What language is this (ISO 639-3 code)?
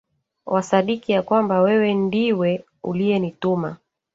swa